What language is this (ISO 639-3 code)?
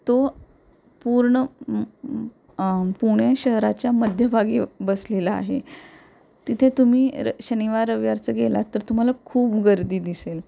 mar